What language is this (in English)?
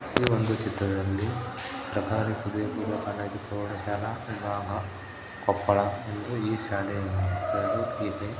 Kannada